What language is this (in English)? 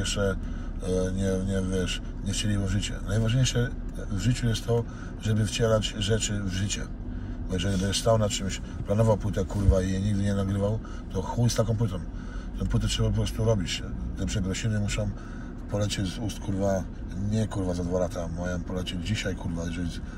Polish